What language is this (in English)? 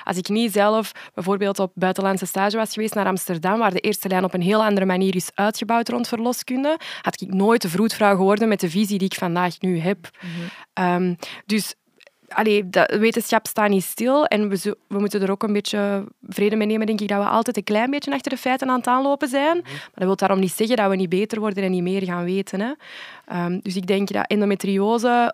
Dutch